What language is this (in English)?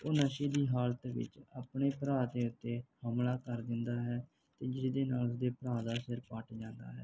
Punjabi